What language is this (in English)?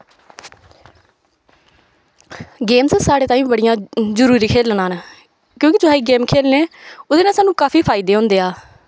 Dogri